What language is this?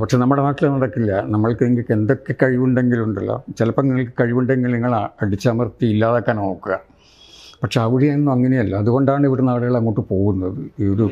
Malayalam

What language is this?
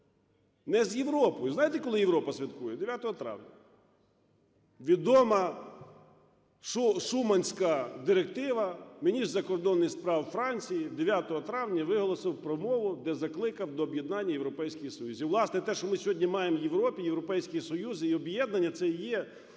Ukrainian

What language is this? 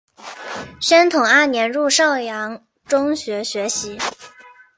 Chinese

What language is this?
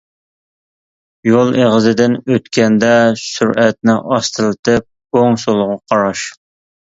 Uyghur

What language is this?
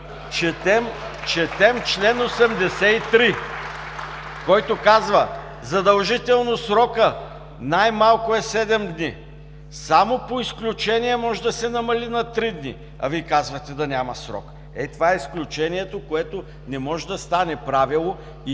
Bulgarian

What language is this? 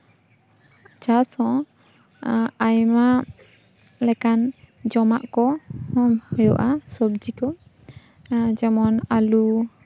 Santali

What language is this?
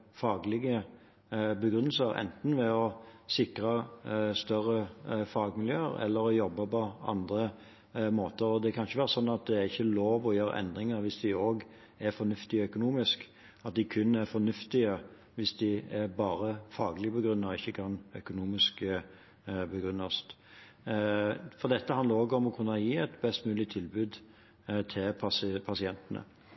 Norwegian Bokmål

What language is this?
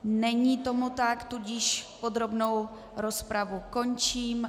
Czech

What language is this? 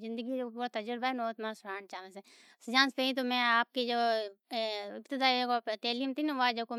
Od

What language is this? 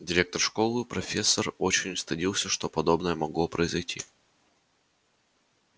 Russian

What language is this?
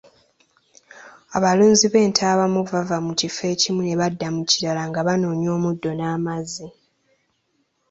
Ganda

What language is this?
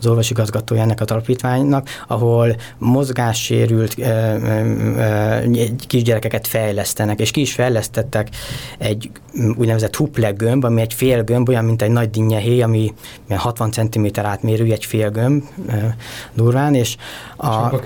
Hungarian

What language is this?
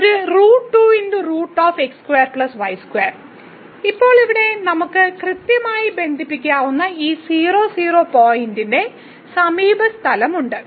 Malayalam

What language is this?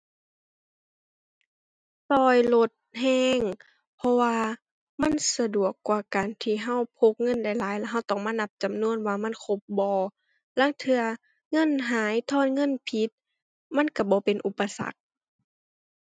Thai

